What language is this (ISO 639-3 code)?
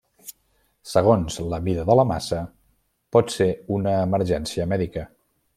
cat